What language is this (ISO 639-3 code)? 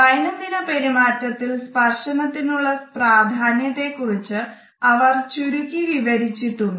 mal